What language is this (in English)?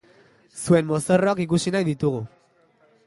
Basque